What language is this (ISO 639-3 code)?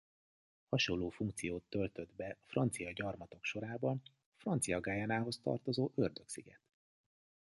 hun